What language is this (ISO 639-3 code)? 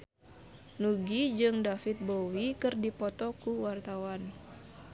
sun